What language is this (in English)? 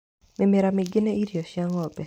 Kikuyu